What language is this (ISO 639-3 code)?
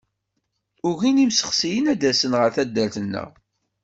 kab